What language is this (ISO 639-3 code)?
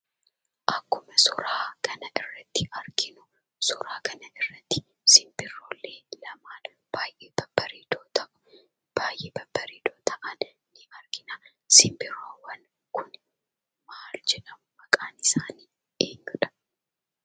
orm